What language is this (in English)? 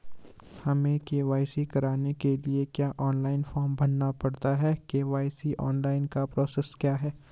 Hindi